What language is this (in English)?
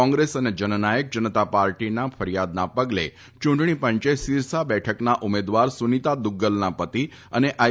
Gujarati